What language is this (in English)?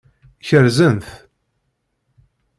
Kabyle